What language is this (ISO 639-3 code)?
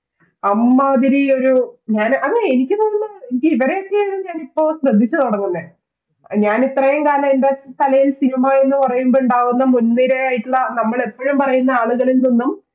mal